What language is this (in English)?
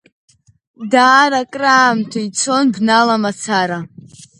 Abkhazian